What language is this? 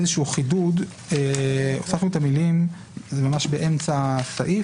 Hebrew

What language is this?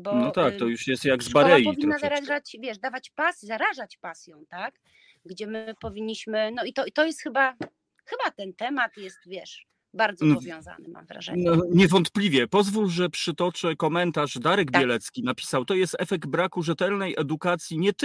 Polish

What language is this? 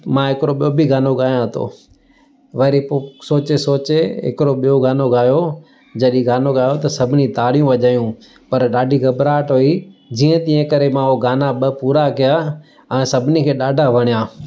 Sindhi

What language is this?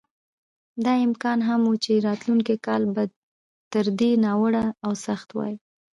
Pashto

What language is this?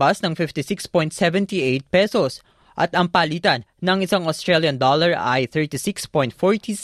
Filipino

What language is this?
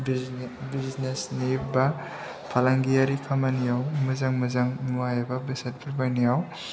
Bodo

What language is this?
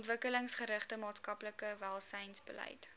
Afrikaans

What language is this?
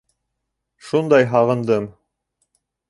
Bashkir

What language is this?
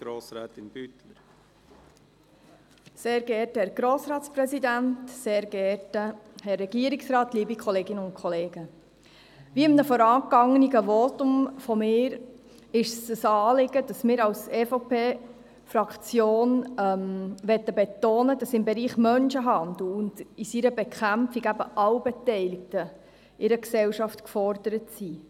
Swiss German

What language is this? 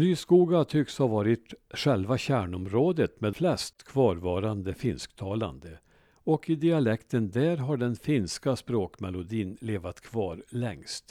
Swedish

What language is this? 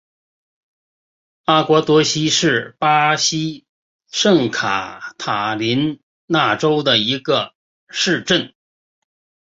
Chinese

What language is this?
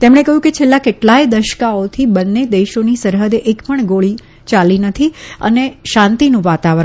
Gujarati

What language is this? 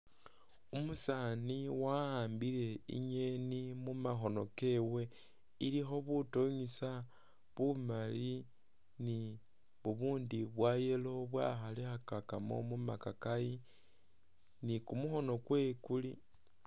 Masaaba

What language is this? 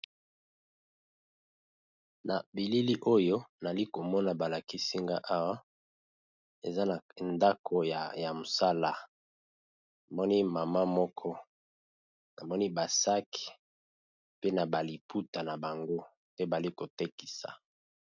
Lingala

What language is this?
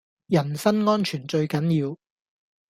Cantonese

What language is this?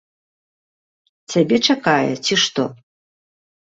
Belarusian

